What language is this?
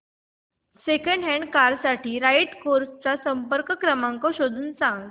Marathi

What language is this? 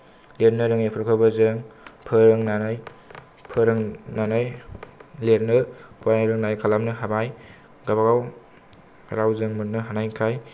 Bodo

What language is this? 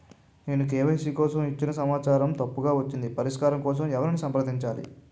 Telugu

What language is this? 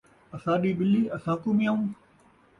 Saraiki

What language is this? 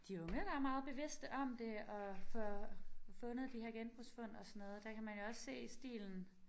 Danish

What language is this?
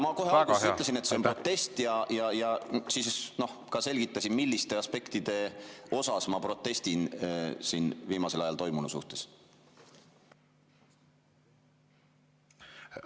Estonian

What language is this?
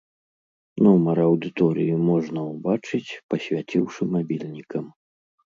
Belarusian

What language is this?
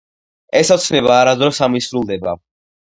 Georgian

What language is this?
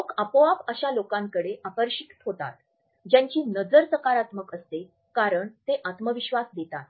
Marathi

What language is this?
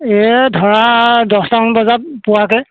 Assamese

